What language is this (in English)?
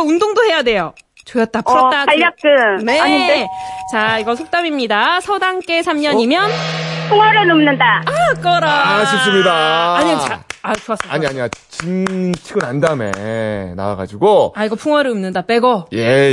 Korean